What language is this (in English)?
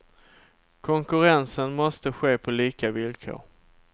Swedish